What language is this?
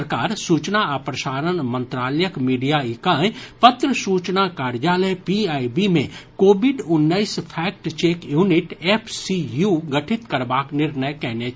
Maithili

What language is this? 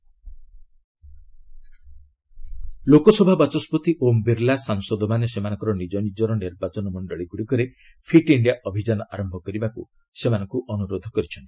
Odia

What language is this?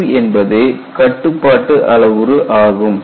Tamil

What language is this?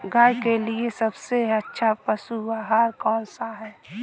Hindi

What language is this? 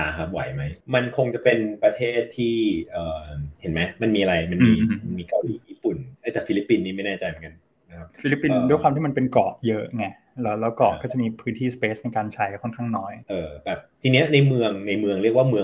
Thai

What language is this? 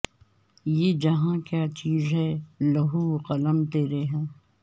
Urdu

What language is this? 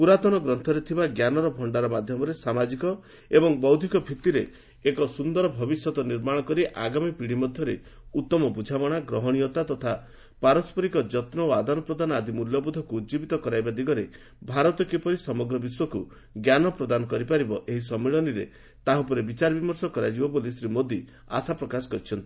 Odia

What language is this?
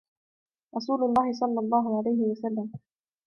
Arabic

